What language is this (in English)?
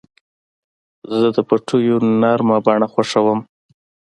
Pashto